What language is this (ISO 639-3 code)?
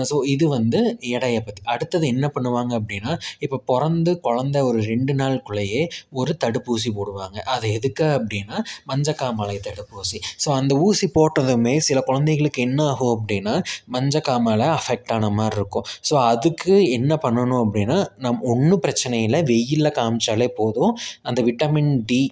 tam